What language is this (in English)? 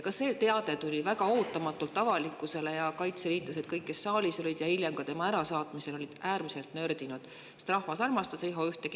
Estonian